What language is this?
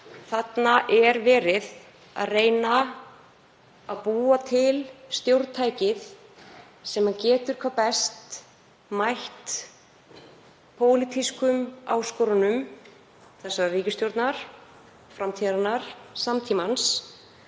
Icelandic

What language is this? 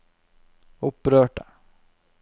Norwegian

